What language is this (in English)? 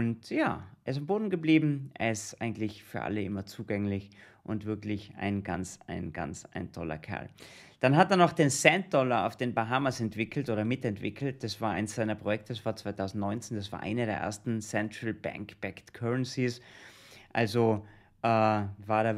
German